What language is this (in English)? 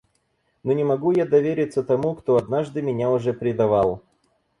Russian